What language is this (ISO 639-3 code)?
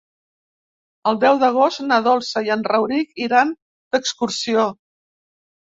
cat